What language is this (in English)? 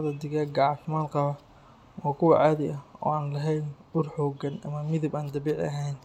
Somali